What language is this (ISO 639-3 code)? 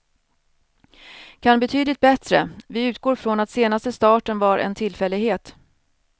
swe